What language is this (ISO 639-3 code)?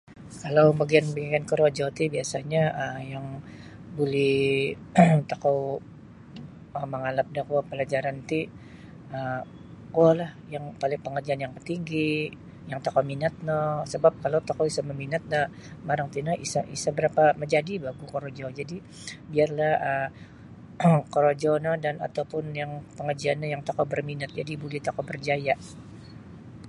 bsy